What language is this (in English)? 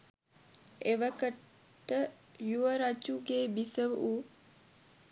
Sinhala